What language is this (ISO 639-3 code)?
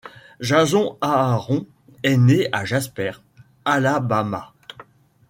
fra